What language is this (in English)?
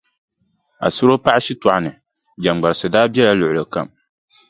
Dagbani